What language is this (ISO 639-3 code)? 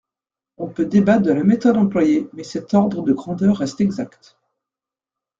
fra